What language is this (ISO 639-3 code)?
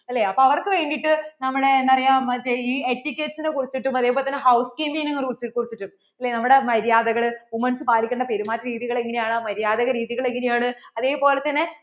mal